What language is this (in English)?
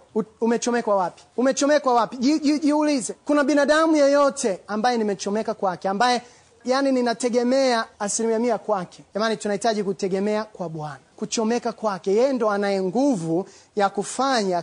Swahili